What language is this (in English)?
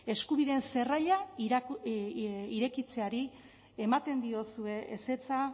Basque